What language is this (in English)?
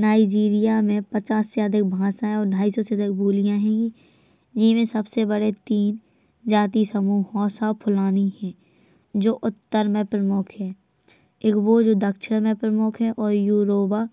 Bundeli